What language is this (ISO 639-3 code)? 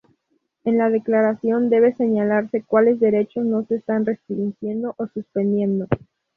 spa